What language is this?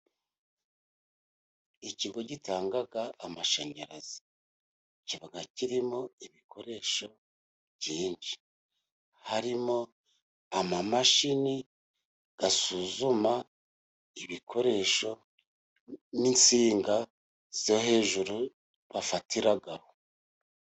Kinyarwanda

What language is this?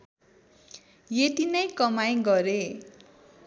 Nepali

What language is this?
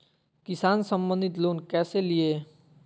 Magahi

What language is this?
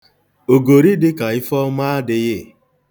Igbo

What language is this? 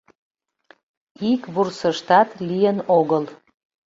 Mari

